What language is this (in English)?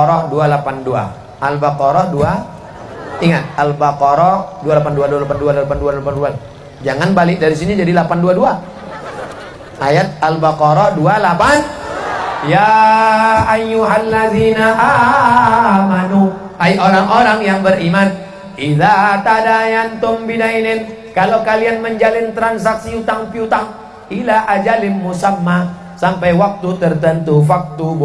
Indonesian